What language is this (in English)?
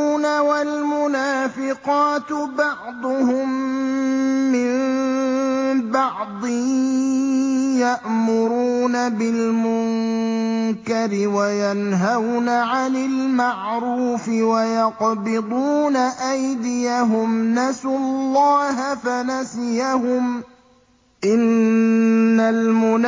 Arabic